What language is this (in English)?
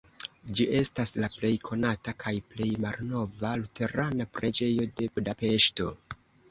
Esperanto